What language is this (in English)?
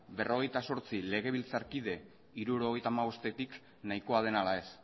Basque